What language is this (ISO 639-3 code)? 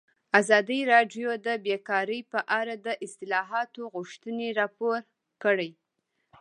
pus